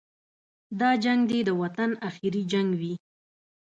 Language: Pashto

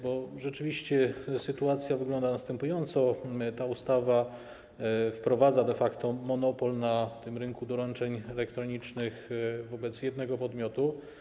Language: Polish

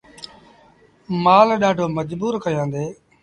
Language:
Sindhi Bhil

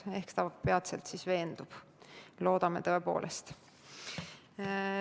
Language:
Estonian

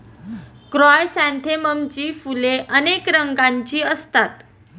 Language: Marathi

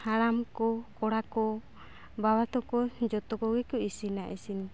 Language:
Santali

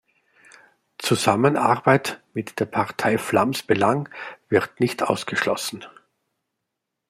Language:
German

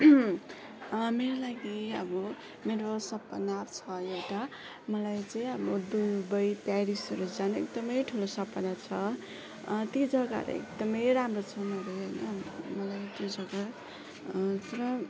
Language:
Nepali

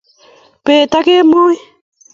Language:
Kalenjin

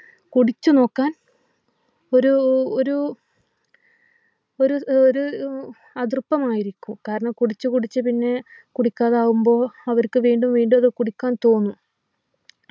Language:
Malayalam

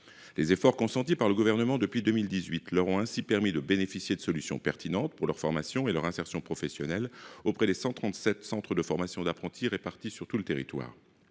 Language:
French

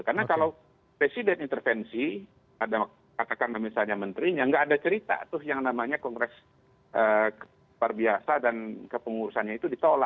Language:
Indonesian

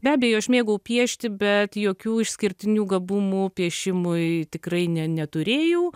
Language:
Lithuanian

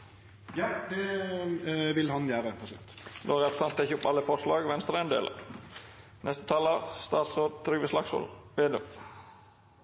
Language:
Norwegian Nynorsk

